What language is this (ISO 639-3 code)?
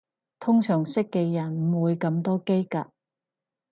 yue